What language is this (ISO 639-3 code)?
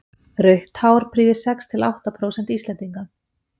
isl